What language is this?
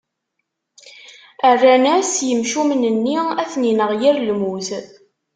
Kabyle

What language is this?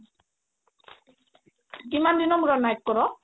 Assamese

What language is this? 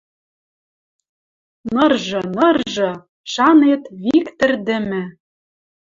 Western Mari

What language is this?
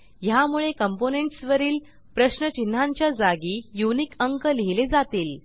Marathi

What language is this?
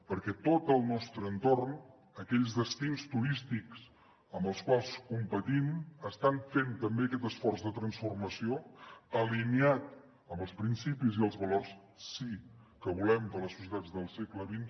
Catalan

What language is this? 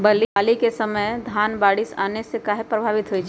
Magahi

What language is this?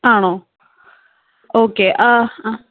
Malayalam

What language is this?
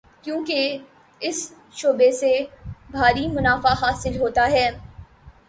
Urdu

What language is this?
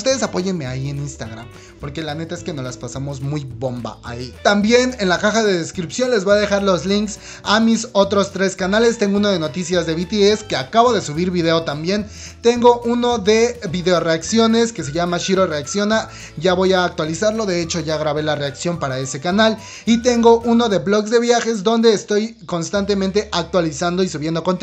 Spanish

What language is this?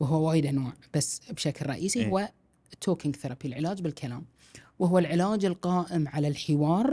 Arabic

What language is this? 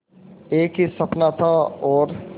Hindi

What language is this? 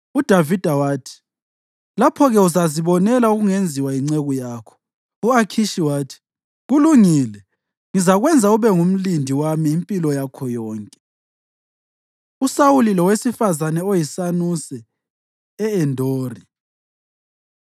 North Ndebele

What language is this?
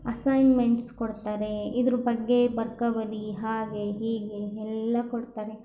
Kannada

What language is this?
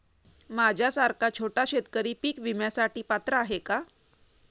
Marathi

